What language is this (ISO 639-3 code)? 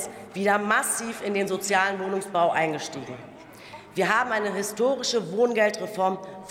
deu